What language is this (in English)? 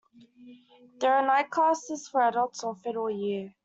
English